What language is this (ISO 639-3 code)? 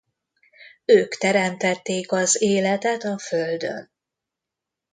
hun